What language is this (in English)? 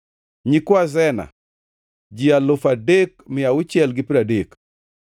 Luo (Kenya and Tanzania)